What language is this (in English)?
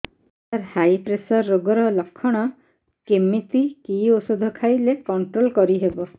Odia